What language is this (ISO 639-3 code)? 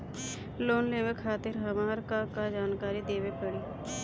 bho